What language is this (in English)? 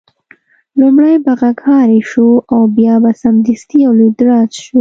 Pashto